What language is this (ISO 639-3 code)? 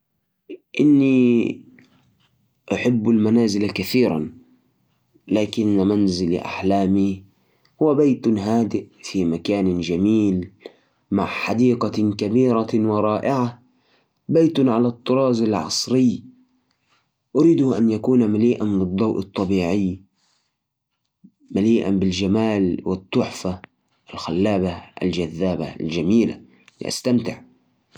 ars